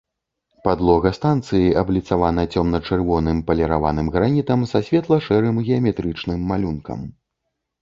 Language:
Belarusian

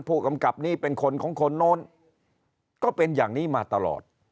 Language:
Thai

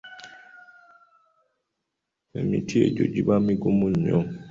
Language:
Ganda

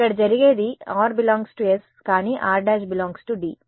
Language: Telugu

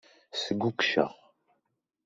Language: Kabyle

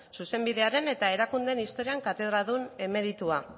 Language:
Basque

